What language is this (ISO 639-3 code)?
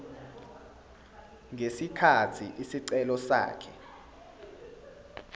zul